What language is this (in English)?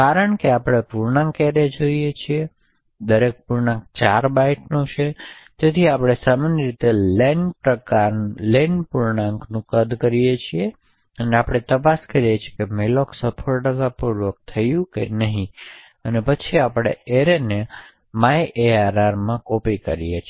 Gujarati